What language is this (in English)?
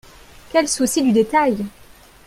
French